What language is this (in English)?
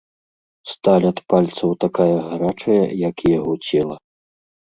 Belarusian